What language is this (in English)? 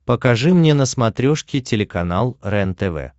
Russian